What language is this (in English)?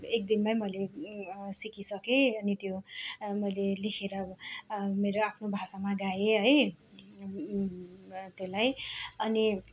Nepali